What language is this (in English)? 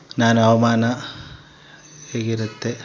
Kannada